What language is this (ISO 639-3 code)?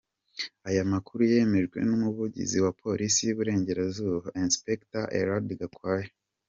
kin